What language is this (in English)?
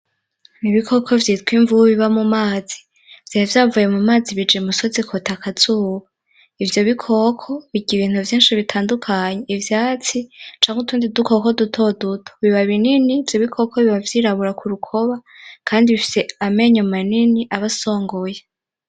Rundi